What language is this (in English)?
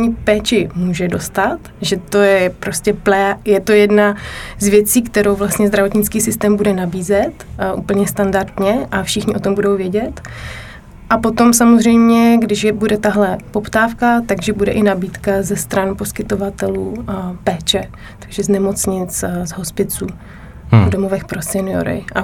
Czech